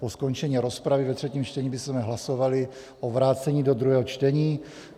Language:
Czech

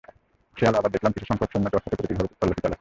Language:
Bangla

